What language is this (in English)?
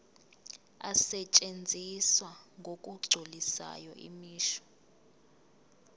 Zulu